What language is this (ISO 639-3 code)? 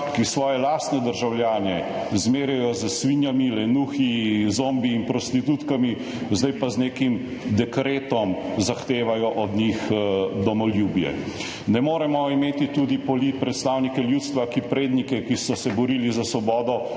slv